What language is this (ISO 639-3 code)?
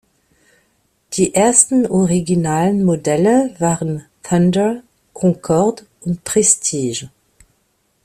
deu